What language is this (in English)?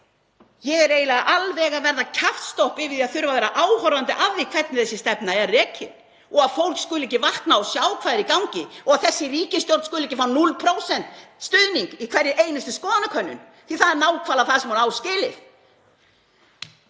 Icelandic